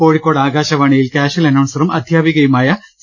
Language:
Malayalam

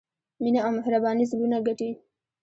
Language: Pashto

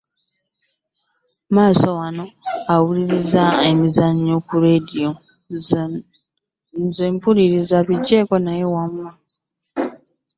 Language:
Ganda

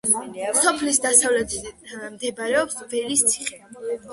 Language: Georgian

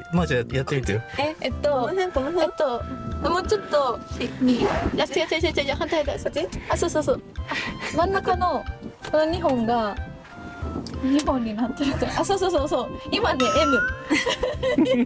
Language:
Japanese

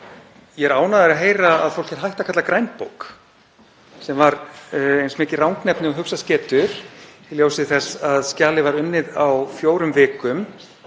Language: Icelandic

